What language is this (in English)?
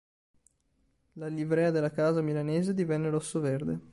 Italian